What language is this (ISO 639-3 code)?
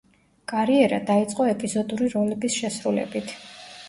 kat